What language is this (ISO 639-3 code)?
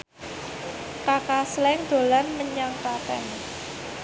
jav